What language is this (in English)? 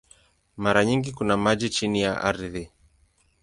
Swahili